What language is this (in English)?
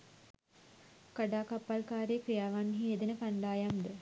Sinhala